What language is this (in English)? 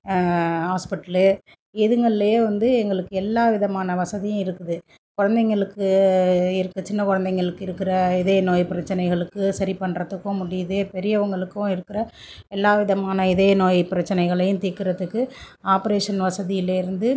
Tamil